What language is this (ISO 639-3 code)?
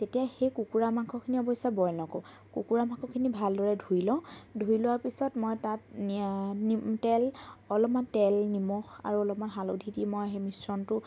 asm